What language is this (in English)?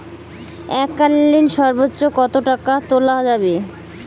Bangla